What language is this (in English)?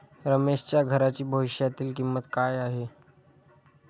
Marathi